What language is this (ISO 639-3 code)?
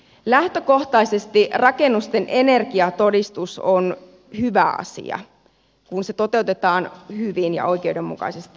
fin